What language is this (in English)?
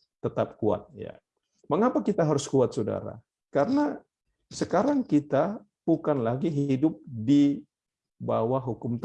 Indonesian